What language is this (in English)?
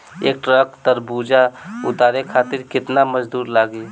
Bhojpuri